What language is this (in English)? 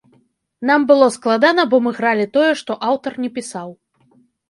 Belarusian